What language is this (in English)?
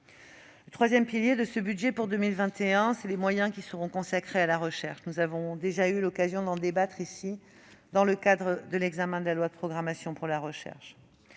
French